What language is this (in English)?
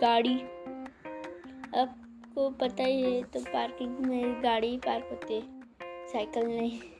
Hindi